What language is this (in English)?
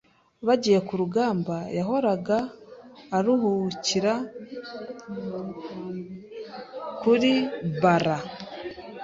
Kinyarwanda